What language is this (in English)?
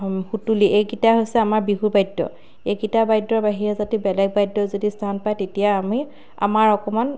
Assamese